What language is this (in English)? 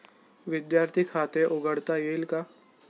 Marathi